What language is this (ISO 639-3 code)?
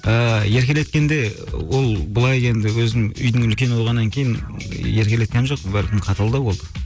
kaz